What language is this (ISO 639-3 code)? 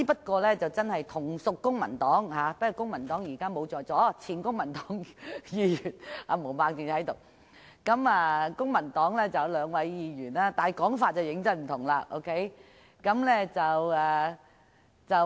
yue